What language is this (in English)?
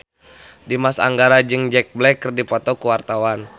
Sundanese